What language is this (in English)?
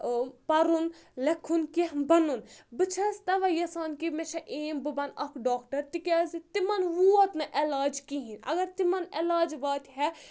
Kashmiri